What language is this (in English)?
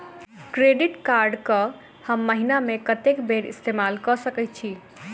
Maithili